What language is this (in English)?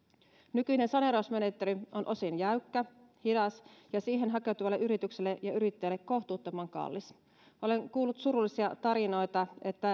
Finnish